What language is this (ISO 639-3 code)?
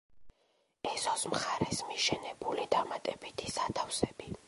kat